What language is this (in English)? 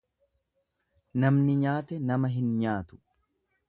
Oromo